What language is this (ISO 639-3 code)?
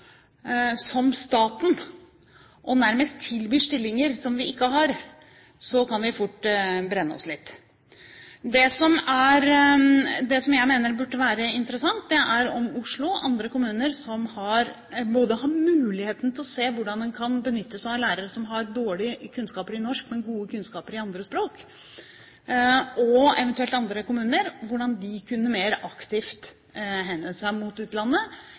nob